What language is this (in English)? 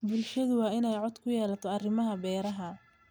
Somali